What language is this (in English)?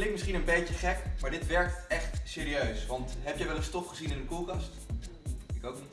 Dutch